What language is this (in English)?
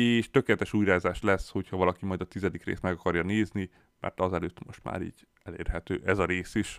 Hungarian